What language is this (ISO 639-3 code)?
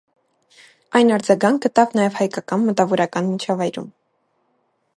hye